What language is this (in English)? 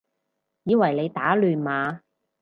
Cantonese